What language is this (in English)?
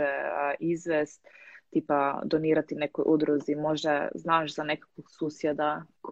Croatian